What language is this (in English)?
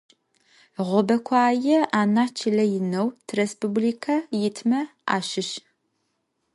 Adyghe